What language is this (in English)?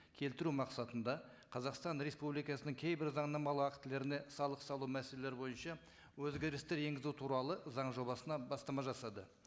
Kazakh